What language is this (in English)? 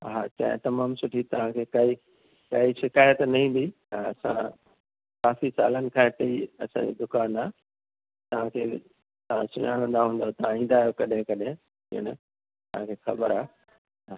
Sindhi